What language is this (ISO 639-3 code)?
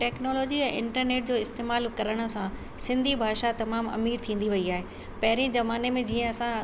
snd